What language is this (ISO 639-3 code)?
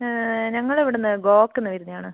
mal